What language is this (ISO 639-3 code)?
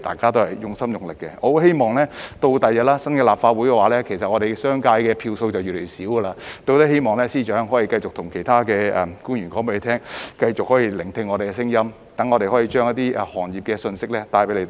yue